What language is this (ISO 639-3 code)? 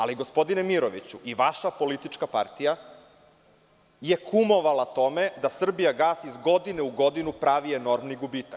srp